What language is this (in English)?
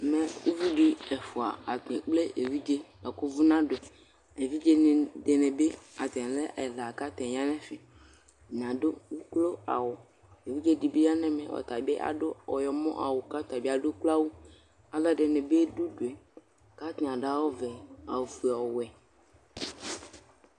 Ikposo